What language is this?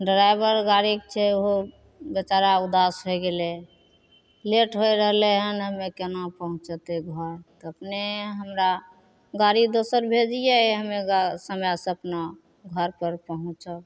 Maithili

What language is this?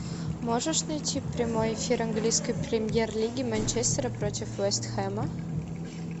Russian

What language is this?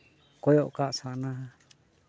Santali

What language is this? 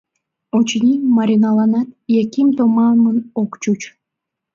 Mari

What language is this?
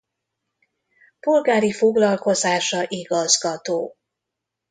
Hungarian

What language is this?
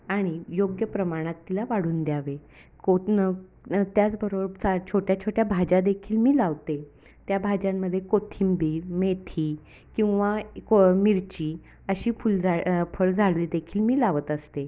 Marathi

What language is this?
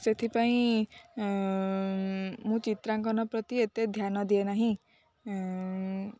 Odia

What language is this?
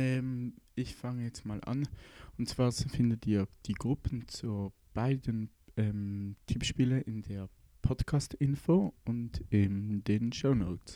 German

